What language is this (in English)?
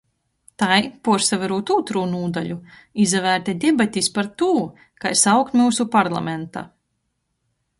Latgalian